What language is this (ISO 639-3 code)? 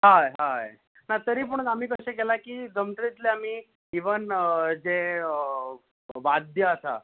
kok